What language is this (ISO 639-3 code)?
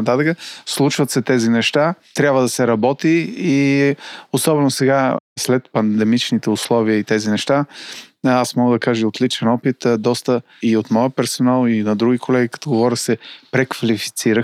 bul